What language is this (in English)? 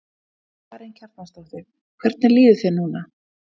Icelandic